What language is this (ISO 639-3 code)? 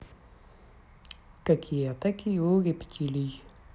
rus